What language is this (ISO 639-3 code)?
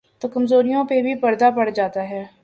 urd